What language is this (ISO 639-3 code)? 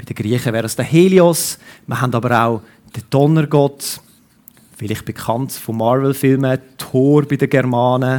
deu